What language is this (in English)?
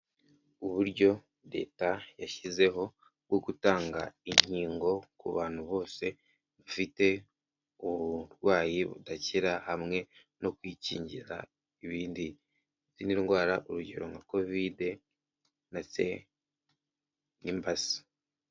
Kinyarwanda